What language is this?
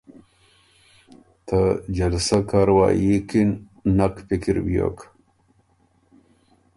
Ormuri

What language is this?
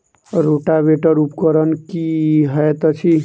Maithili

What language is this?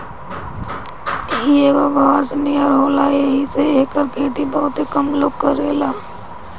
Bhojpuri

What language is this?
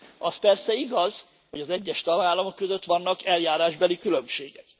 Hungarian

